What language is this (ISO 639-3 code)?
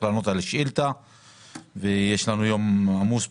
heb